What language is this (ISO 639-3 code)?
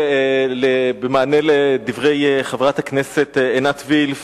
heb